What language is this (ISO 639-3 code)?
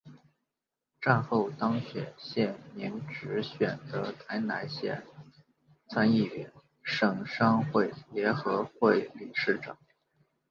zho